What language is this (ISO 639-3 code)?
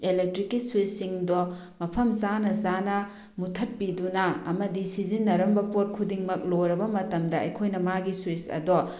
mni